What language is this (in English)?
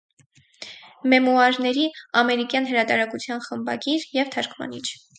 Armenian